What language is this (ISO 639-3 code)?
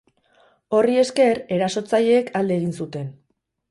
eus